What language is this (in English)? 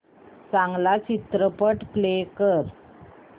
Marathi